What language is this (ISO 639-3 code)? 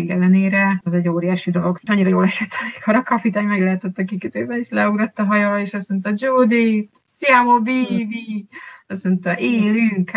hun